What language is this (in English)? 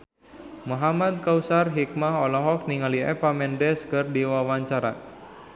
Sundanese